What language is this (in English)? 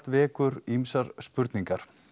Icelandic